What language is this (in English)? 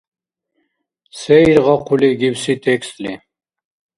Dargwa